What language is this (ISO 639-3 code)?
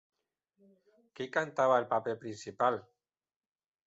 cat